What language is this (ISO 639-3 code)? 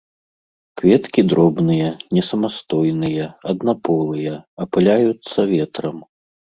bel